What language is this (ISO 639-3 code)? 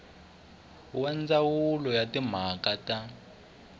tso